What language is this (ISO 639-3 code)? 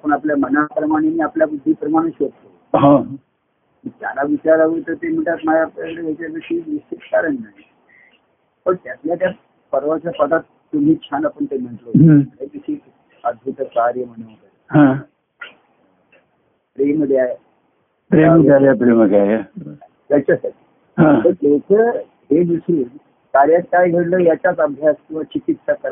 mar